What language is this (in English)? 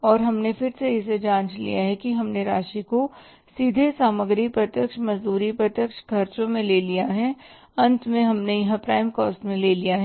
Hindi